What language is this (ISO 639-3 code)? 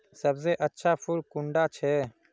mag